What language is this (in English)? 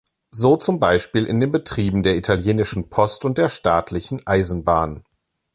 German